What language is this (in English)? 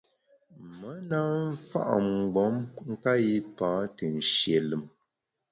Bamun